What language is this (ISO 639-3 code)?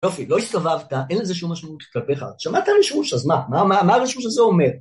heb